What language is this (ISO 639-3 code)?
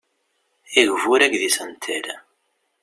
kab